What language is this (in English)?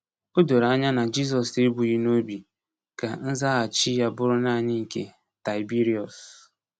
Igbo